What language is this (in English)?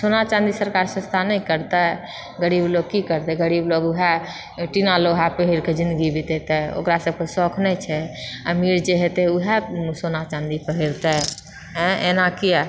Maithili